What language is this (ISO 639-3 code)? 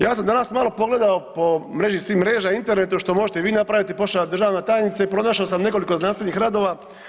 hrv